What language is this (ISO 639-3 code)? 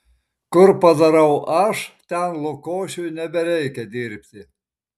lit